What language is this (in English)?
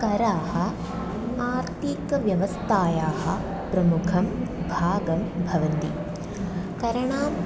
Sanskrit